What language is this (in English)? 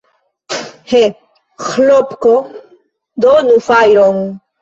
Esperanto